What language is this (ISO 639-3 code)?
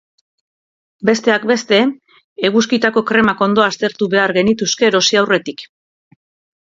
eus